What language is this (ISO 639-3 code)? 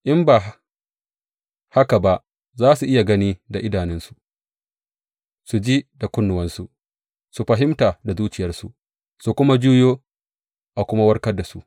hau